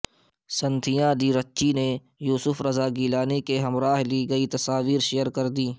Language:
Urdu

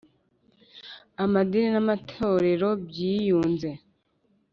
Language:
Kinyarwanda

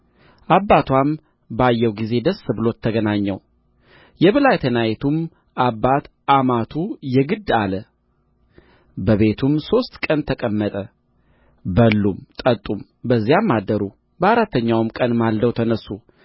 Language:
Amharic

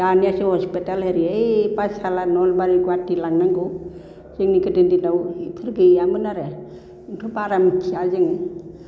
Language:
Bodo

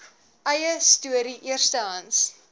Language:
Afrikaans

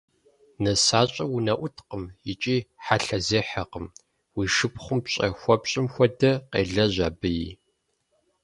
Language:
Kabardian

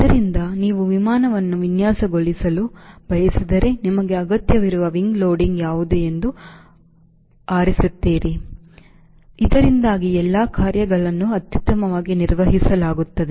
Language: Kannada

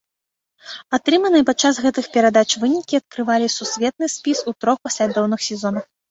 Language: Belarusian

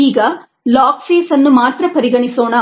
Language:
Kannada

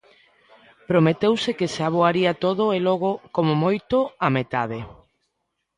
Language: Galician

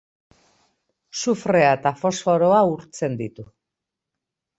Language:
Basque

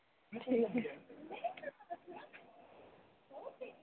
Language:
Dogri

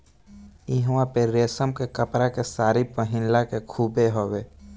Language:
Bhojpuri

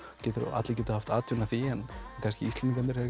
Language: Icelandic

